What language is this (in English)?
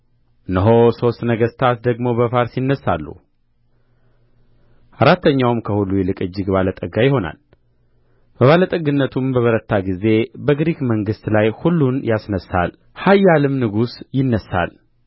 Amharic